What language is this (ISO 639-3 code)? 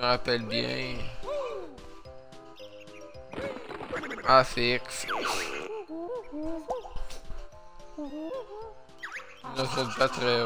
fra